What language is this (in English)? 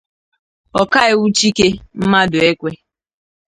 Igbo